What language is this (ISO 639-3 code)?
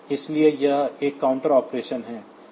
hin